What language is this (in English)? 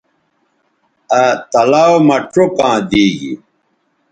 Bateri